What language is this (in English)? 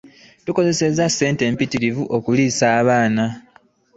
Ganda